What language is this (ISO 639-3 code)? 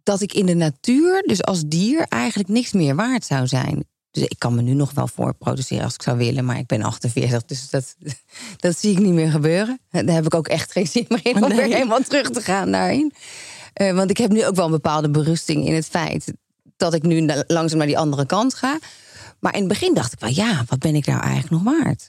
nld